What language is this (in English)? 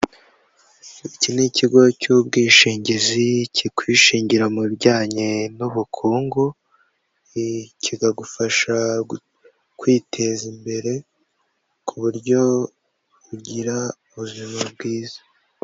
Kinyarwanda